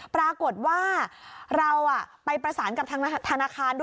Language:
Thai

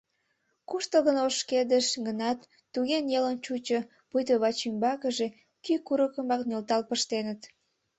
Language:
Mari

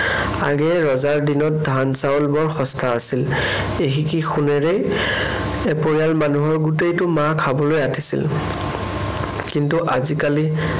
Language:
Assamese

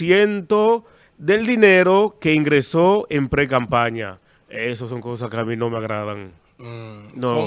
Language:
Spanish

